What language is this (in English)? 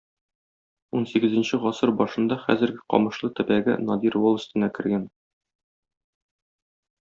Tatar